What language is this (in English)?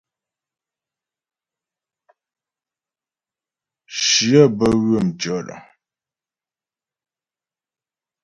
Ghomala